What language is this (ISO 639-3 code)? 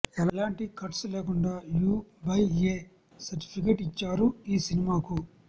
tel